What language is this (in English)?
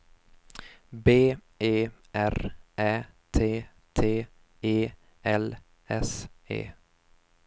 Swedish